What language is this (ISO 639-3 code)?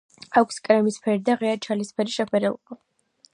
kat